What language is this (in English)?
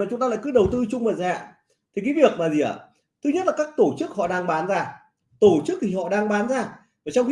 Vietnamese